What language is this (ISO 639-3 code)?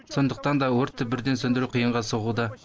kaz